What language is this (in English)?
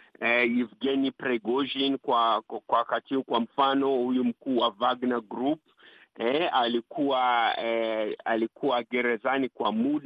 Swahili